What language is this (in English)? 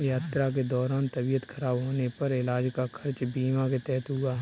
Hindi